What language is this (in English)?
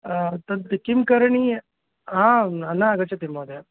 Sanskrit